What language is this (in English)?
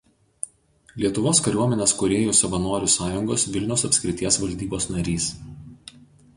Lithuanian